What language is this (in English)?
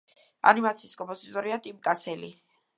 Georgian